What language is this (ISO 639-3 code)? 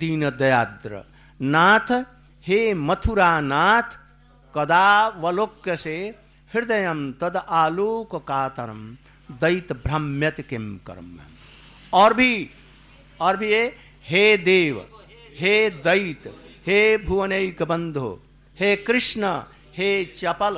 hin